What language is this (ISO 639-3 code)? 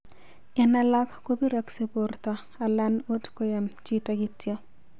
kln